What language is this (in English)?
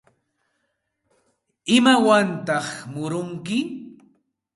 Santa Ana de Tusi Pasco Quechua